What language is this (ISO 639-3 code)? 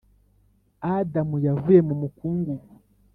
kin